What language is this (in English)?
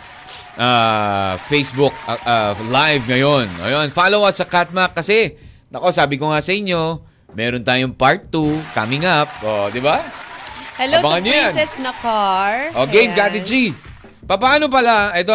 Filipino